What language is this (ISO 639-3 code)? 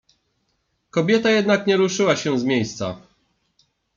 pol